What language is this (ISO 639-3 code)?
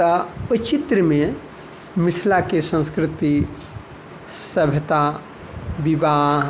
mai